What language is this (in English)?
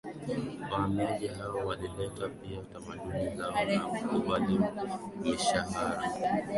Swahili